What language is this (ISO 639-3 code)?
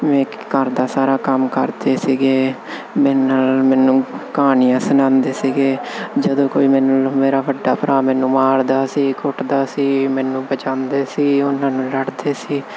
pan